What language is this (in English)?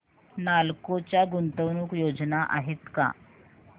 Marathi